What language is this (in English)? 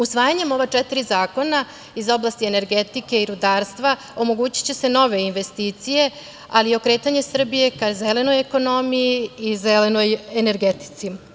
Serbian